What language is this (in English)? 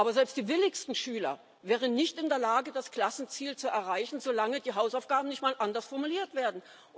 German